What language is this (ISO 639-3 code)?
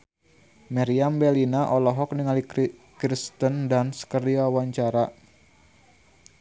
sun